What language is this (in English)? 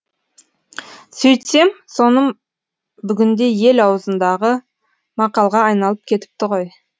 Kazakh